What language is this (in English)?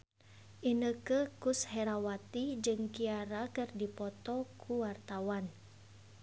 Sundanese